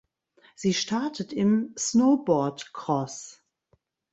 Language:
German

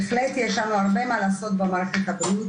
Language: Hebrew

